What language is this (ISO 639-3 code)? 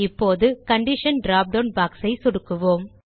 tam